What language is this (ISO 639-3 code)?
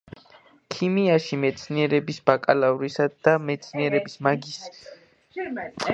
kat